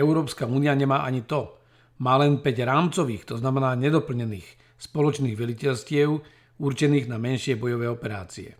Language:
Slovak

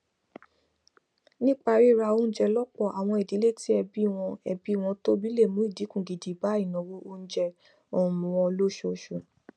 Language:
Yoruba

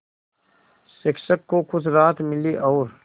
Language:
Hindi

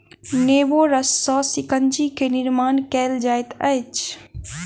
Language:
Maithili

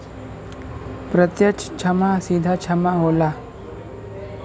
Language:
Bhojpuri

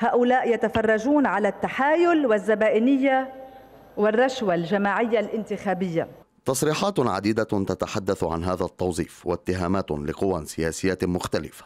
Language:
Arabic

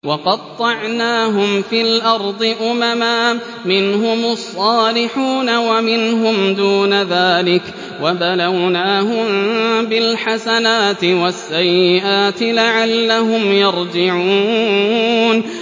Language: Arabic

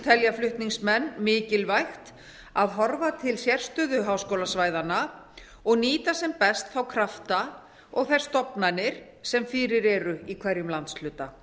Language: Icelandic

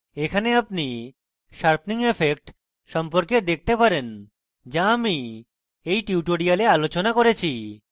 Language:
Bangla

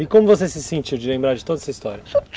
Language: Portuguese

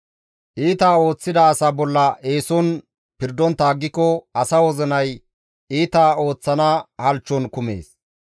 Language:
Gamo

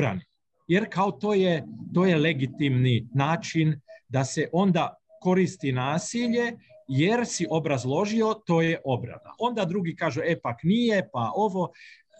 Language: Croatian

